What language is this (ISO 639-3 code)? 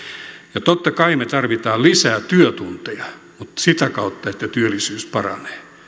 fin